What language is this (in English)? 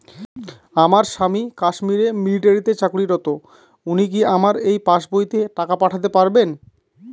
Bangla